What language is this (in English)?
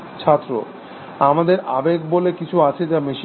Bangla